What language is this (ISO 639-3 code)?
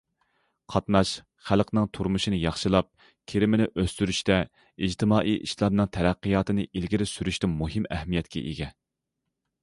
uig